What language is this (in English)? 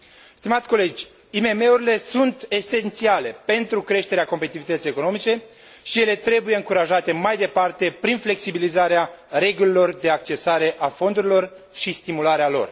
Romanian